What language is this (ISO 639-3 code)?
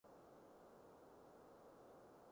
yue